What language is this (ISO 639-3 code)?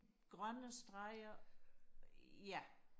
dan